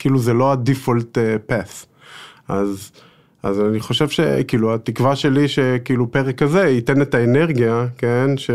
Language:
Hebrew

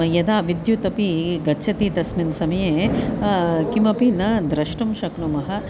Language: Sanskrit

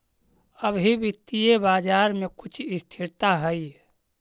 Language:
Magahi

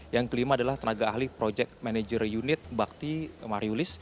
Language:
Indonesian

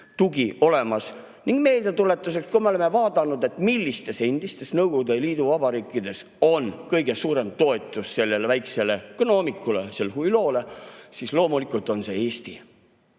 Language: Estonian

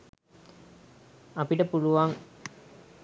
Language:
Sinhala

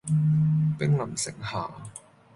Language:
Cantonese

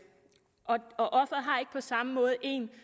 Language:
Danish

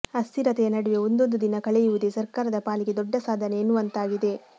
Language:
Kannada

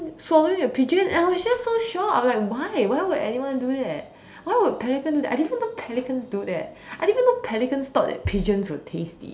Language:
English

